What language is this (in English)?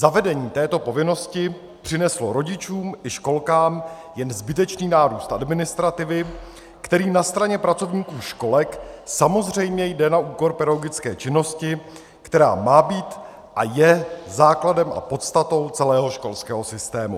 Czech